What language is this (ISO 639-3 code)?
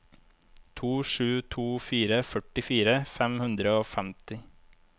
nor